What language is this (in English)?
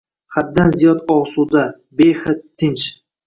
Uzbek